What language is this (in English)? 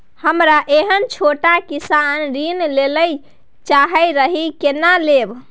Maithili